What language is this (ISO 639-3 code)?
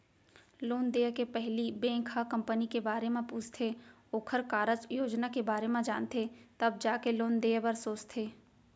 hne